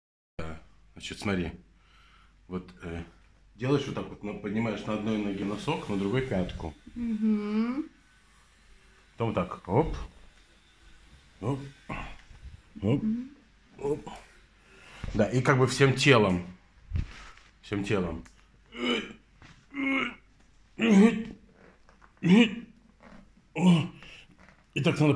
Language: Russian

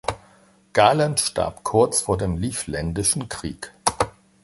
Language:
German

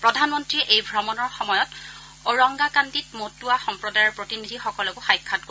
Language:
Assamese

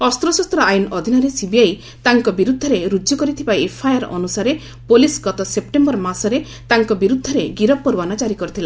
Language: Odia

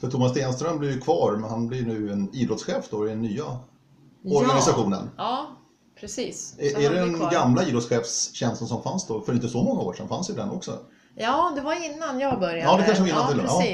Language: Swedish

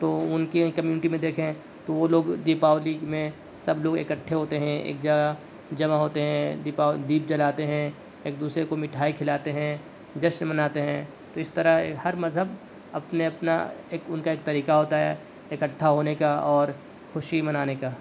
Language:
Urdu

